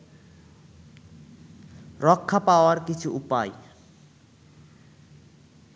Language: Bangla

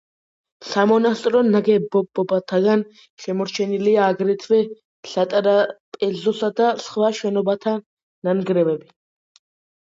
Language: Georgian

